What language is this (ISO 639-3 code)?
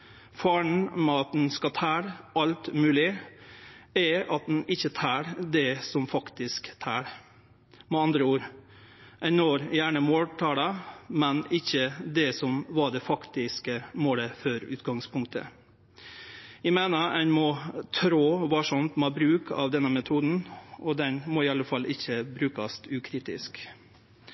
nno